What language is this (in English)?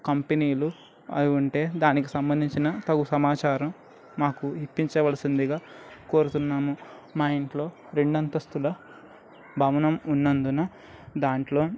Telugu